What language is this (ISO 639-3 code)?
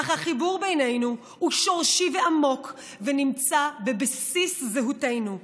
heb